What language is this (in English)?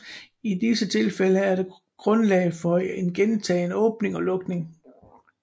Danish